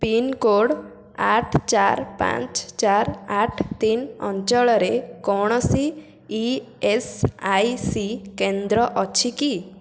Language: Odia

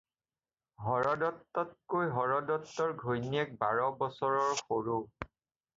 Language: Assamese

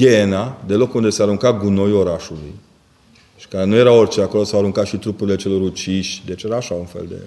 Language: Romanian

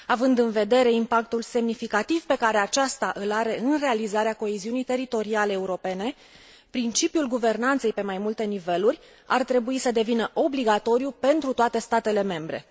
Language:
Romanian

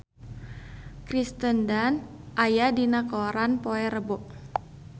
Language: Sundanese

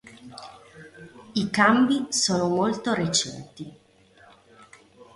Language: Italian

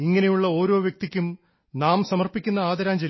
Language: Malayalam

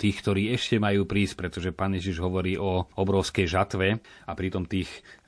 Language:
Slovak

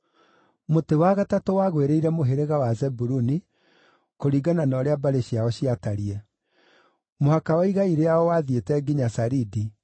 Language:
Kikuyu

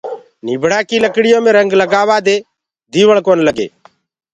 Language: Gurgula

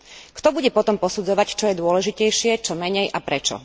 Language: Slovak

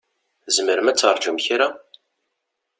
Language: Kabyle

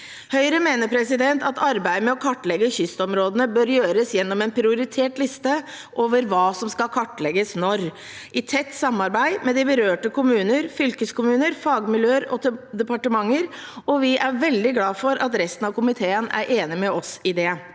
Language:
Norwegian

